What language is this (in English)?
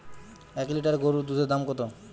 Bangla